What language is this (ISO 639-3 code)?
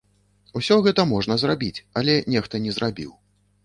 bel